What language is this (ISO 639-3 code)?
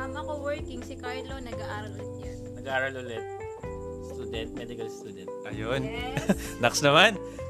fil